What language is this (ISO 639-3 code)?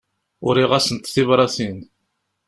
kab